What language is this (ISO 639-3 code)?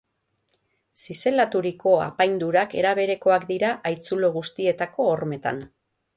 eus